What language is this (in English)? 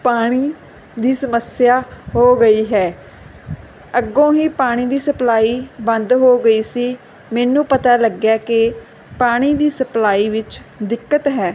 Punjabi